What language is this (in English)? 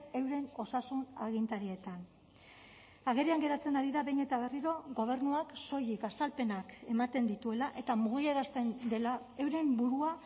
Basque